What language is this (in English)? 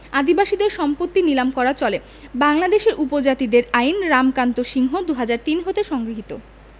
Bangla